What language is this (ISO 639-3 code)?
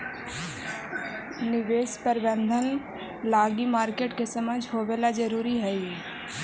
mag